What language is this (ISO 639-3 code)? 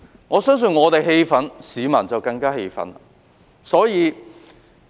yue